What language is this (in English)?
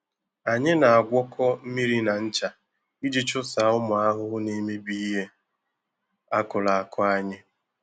Igbo